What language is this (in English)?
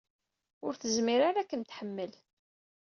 Kabyle